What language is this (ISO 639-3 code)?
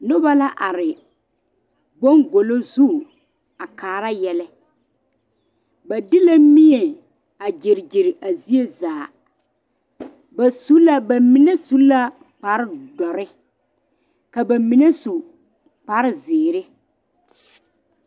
dga